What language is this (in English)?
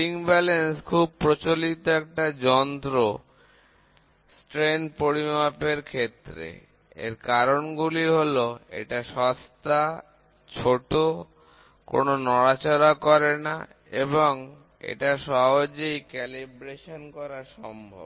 Bangla